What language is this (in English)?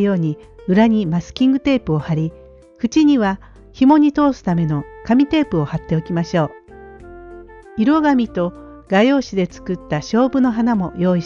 Japanese